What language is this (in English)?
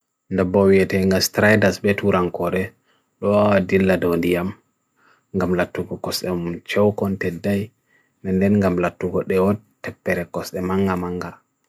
Bagirmi Fulfulde